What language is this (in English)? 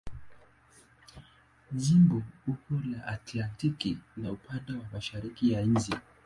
Swahili